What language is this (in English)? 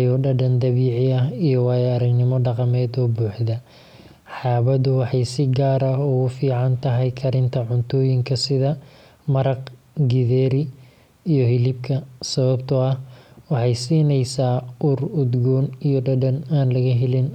Somali